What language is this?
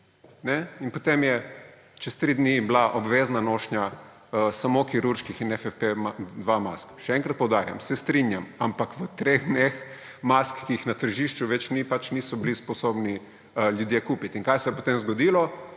Slovenian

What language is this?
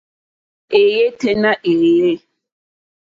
Mokpwe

